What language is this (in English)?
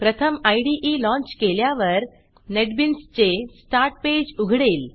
Marathi